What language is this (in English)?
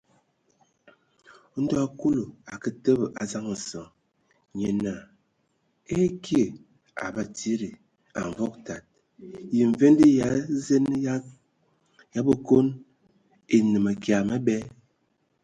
Ewondo